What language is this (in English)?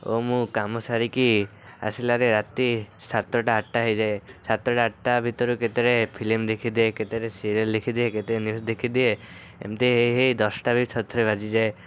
Odia